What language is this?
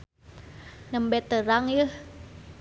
Sundanese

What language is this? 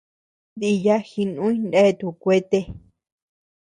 Tepeuxila Cuicatec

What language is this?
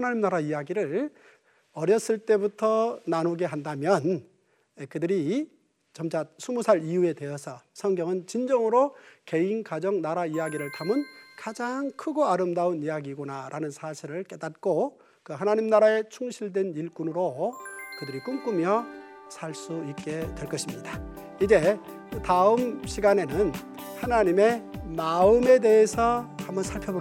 Korean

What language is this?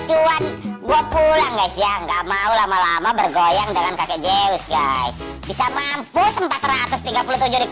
Indonesian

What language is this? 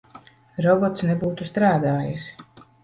Latvian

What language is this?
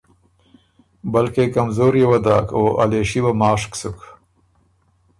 Ormuri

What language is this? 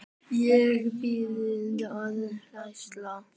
Icelandic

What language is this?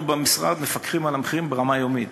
Hebrew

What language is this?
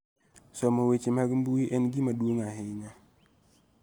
Luo (Kenya and Tanzania)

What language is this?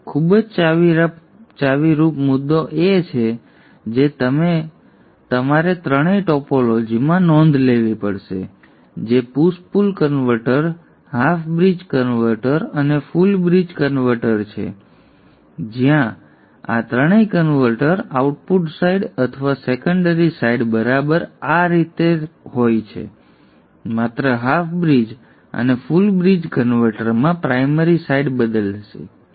Gujarati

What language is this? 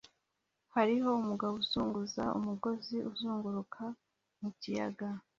Kinyarwanda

